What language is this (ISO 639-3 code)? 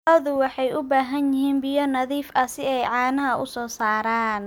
som